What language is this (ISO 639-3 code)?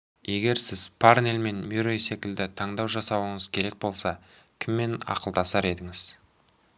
kaz